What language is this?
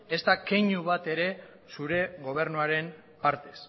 Basque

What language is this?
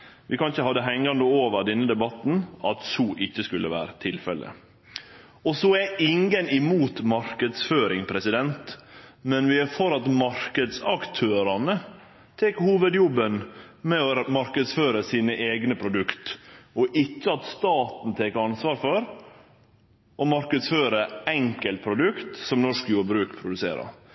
Norwegian Nynorsk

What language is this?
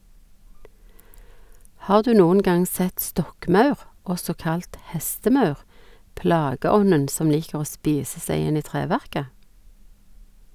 Norwegian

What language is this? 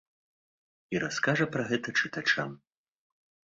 Belarusian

